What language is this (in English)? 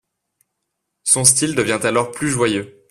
French